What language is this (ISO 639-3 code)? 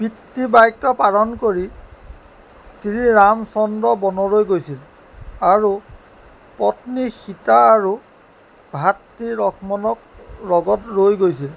asm